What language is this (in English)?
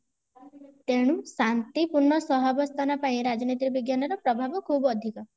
Odia